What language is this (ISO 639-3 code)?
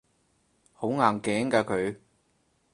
yue